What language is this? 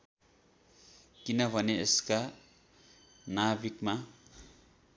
Nepali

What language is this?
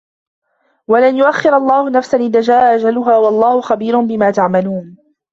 Arabic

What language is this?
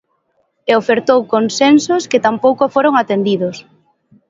Galician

